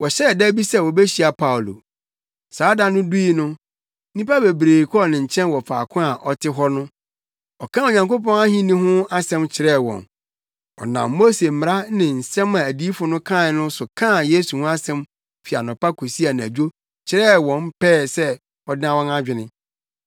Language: Akan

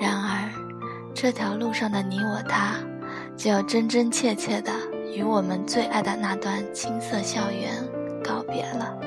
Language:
Chinese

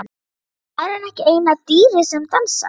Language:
Icelandic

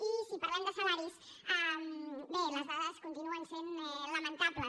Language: Catalan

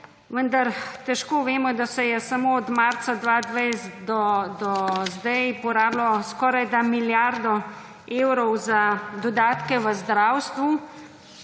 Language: Slovenian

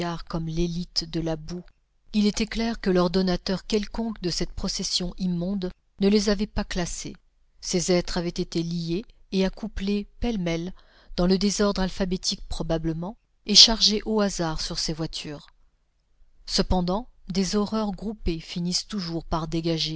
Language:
French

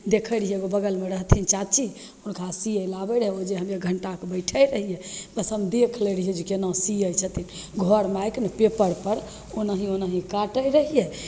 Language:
Maithili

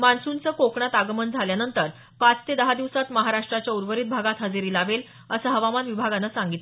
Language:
Marathi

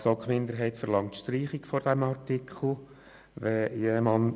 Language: Swiss German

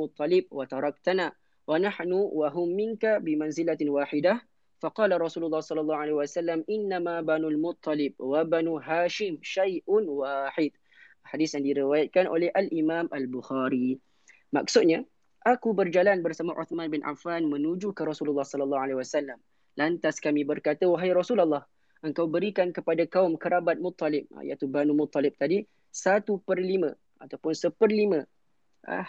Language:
Malay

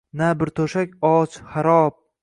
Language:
Uzbek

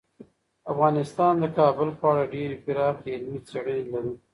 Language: Pashto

